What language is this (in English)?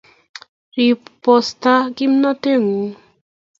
Kalenjin